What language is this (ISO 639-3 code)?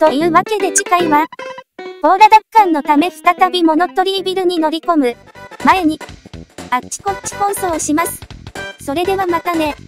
jpn